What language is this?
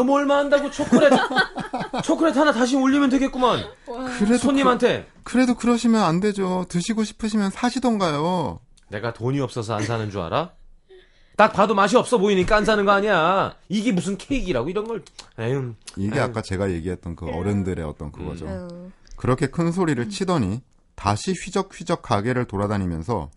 Korean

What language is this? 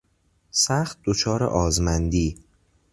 Persian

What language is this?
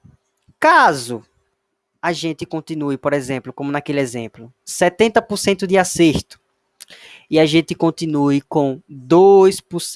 Portuguese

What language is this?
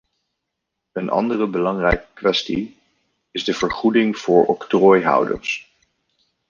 Dutch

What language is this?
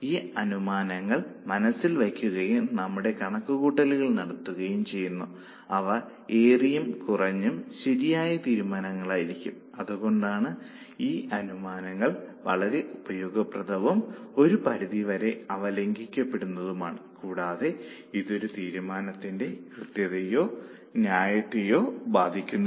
Malayalam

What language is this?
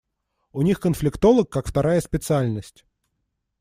Russian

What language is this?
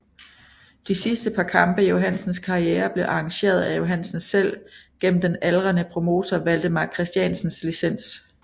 Danish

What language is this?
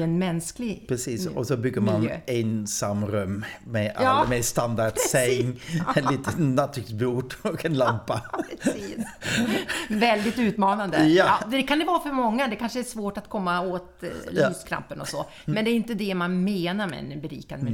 Swedish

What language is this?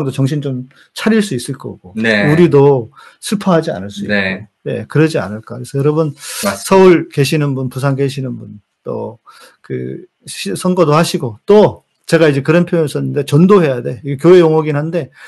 Korean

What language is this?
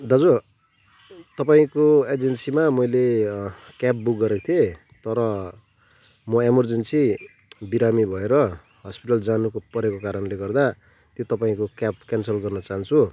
Nepali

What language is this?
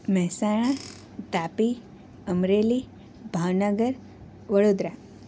Gujarati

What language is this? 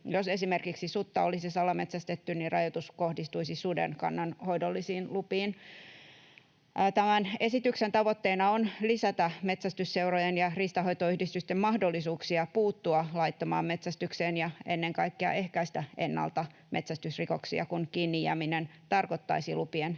Finnish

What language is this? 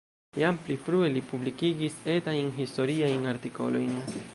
Esperanto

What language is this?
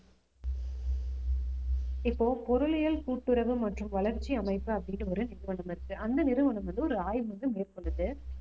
Tamil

